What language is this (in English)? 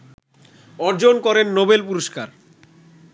Bangla